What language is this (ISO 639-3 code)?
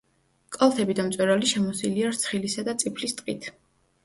kat